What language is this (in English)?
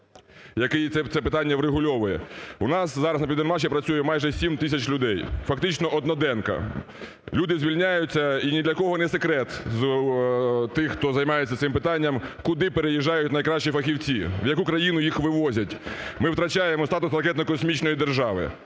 Ukrainian